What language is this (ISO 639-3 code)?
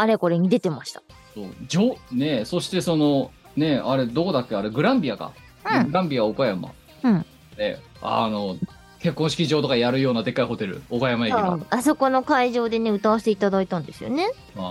jpn